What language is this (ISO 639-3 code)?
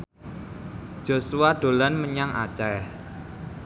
jav